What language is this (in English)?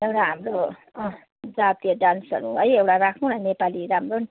Nepali